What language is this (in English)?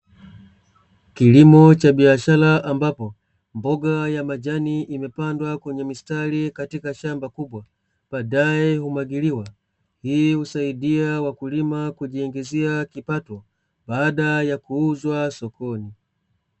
Swahili